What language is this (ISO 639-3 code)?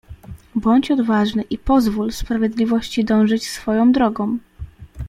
pol